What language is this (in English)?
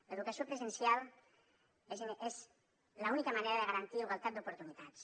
Catalan